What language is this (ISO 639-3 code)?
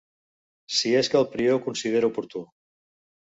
cat